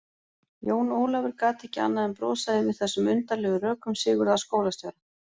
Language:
Icelandic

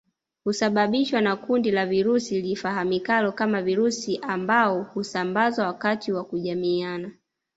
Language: Swahili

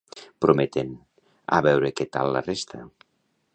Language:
Catalan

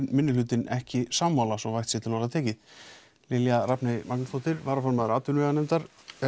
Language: Icelandic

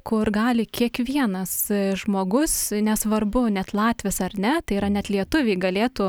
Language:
Lithuanian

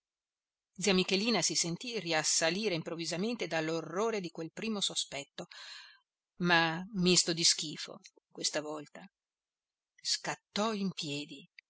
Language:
Italian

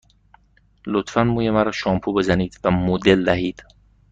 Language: Persian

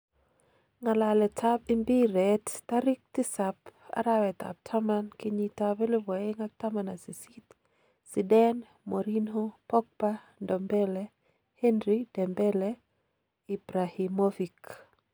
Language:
Kalenjin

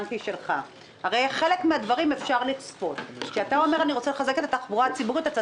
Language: Hebrew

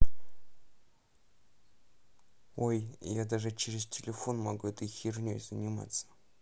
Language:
Russian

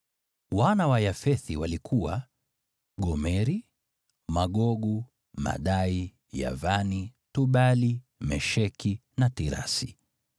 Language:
Swahili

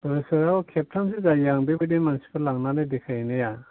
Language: Bodo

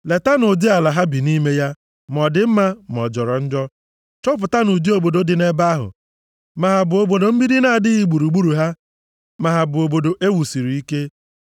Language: Igbo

